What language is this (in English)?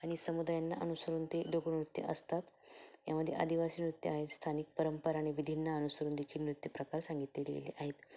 Marathi